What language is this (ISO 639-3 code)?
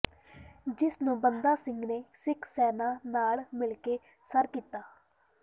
pan